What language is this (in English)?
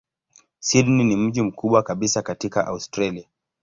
Swahili